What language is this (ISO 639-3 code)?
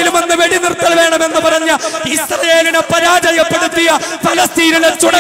ara